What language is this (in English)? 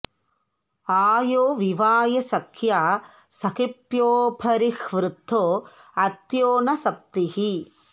Sanskrit